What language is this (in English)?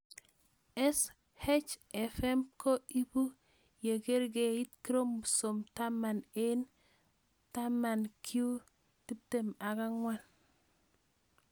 Kalenjin